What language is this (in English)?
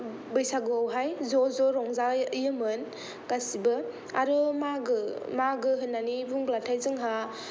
Bodo